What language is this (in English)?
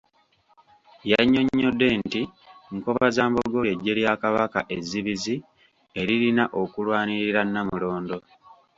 Ganda